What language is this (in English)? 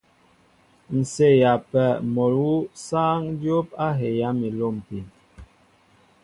Mbo (Cameroon)